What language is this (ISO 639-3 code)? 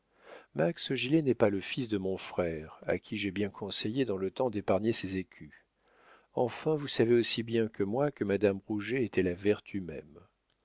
fra